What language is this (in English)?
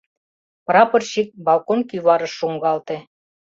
Mari